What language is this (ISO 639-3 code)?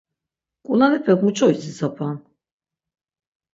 lzz